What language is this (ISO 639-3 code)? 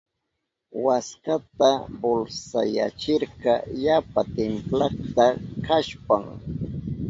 qup